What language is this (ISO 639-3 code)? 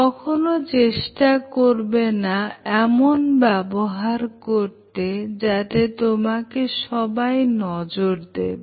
ben